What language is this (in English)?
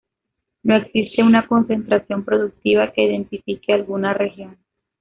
Spanish